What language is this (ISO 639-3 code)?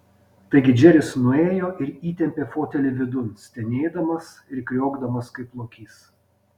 lit